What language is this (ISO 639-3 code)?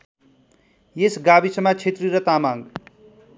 nep